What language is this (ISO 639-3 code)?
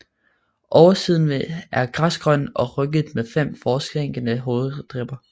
dan